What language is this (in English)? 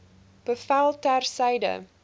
Afrikaans